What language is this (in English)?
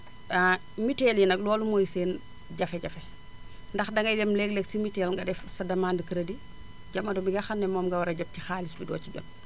Wolof